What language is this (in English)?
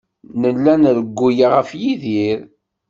Kabyle